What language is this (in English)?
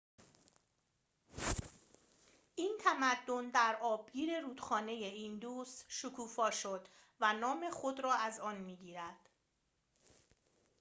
Persian